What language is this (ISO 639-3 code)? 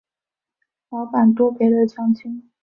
zho